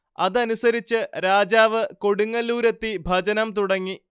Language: Malayalam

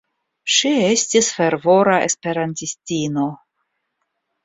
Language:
Esperanto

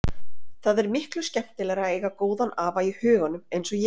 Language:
Icelandic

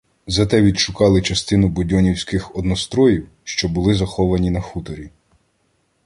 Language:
Ukrainian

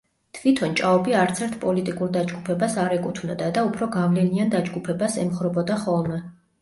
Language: Georgian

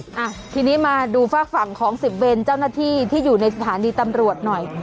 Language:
Thai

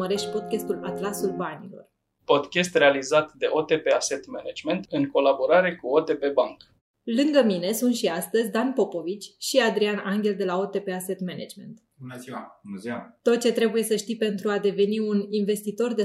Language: Romanian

